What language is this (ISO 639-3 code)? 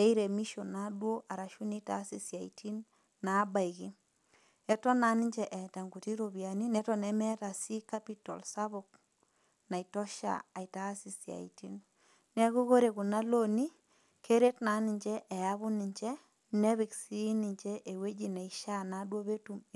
mas